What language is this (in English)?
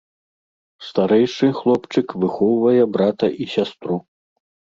Belarusian